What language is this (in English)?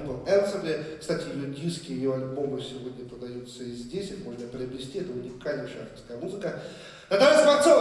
Russian